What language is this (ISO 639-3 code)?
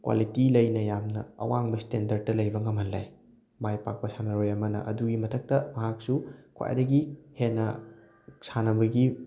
mni